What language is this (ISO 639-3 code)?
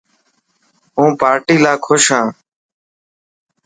mki